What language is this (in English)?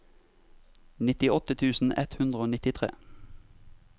Norwegian